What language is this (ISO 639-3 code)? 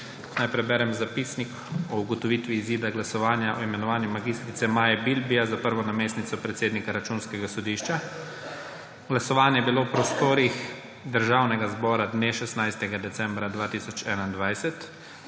slv